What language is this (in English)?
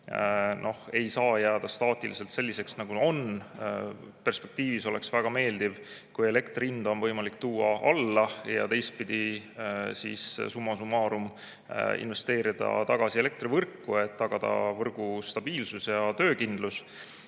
Estonian